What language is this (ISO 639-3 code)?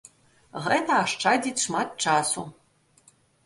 bel